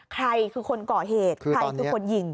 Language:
Thai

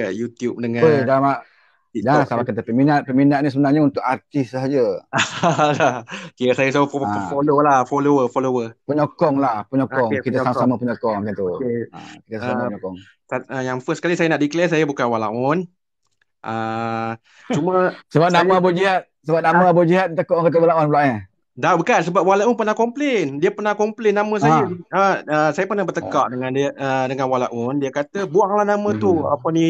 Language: Malay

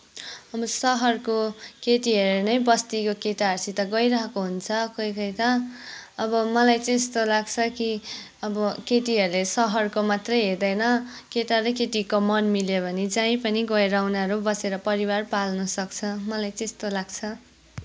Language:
Nepali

